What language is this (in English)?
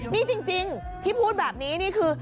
Thai